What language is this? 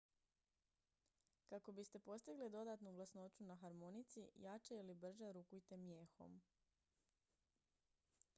Croatian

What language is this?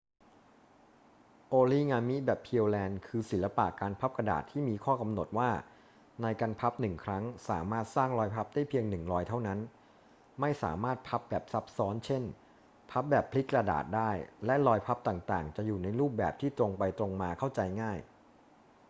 Thai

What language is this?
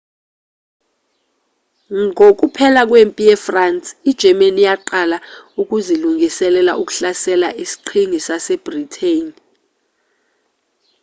Zulu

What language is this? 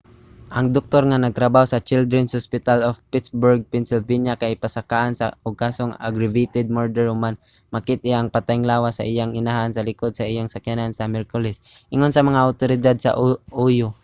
Cebuano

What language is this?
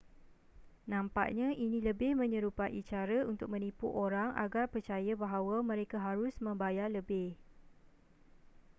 Malay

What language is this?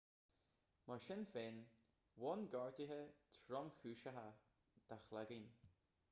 Irish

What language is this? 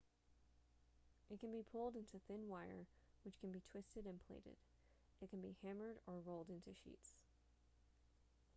English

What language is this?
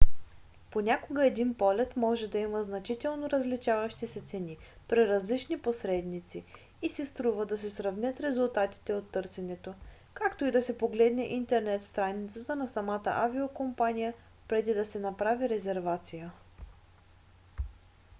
Bulgarian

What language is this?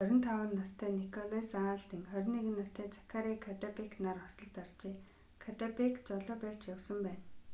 Mongolian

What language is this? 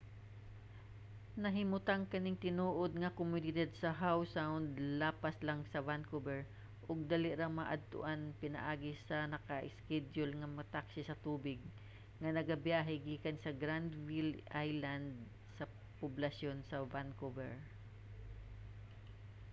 Cebuano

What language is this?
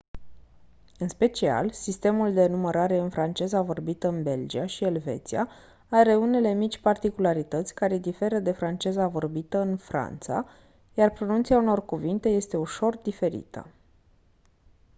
Romanian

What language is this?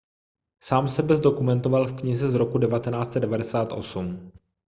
Czech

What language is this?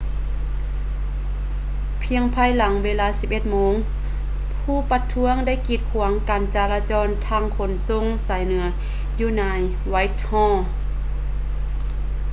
Lao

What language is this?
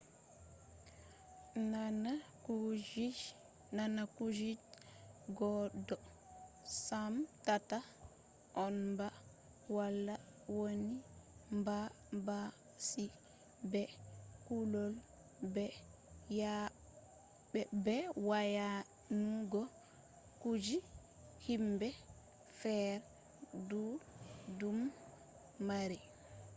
Fula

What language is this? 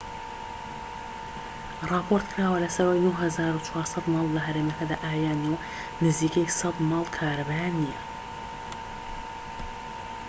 Central Kurdish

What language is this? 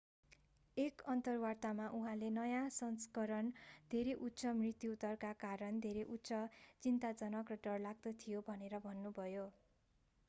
Nepali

